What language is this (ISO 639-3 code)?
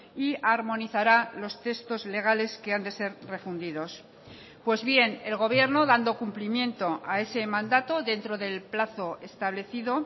spa